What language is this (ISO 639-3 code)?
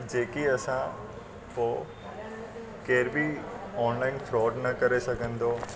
snd